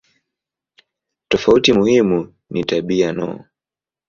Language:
Swahili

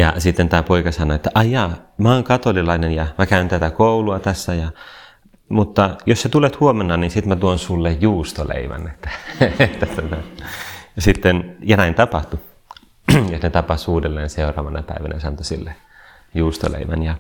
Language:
Finnish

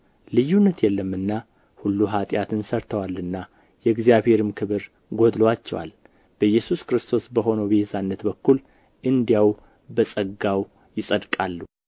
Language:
Amharic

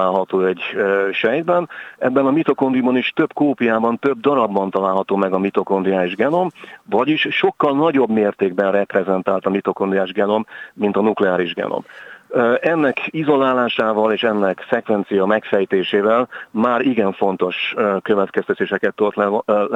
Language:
Hungarian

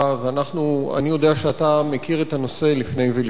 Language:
Hebrew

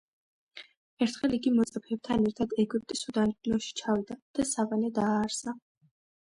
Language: Georgian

